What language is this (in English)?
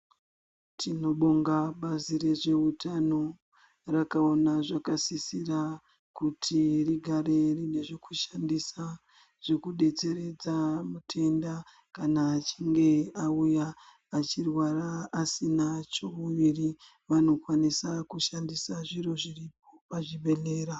Ndau